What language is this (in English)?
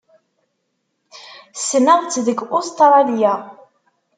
Kabyle